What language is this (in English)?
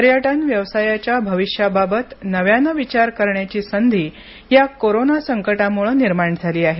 Marathi